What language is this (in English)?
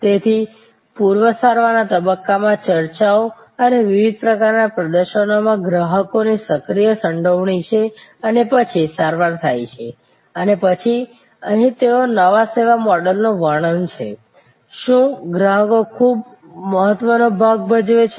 Gujarati